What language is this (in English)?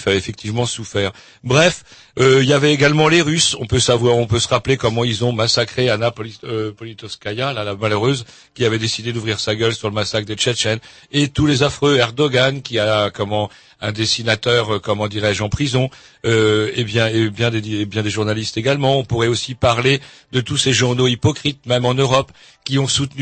French